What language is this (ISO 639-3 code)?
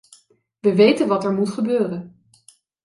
nld